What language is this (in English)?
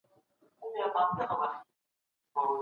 Pashto